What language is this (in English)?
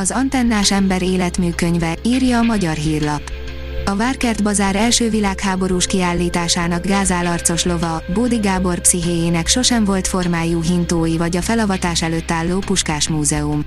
Hungarian